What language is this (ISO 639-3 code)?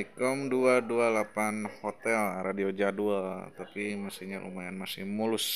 ind